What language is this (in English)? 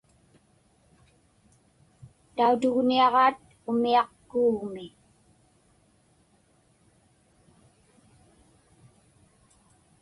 Inupiaq